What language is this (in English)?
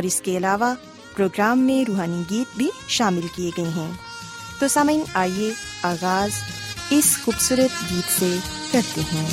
Urdu